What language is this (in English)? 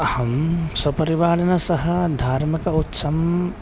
Sanskrit